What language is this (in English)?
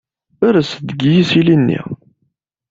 Kabyle